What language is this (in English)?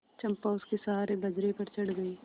Hindi